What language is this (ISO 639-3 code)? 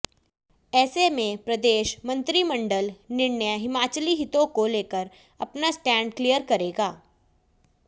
hin